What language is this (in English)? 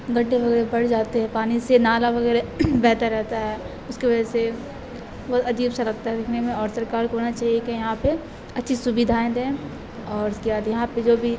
Urdu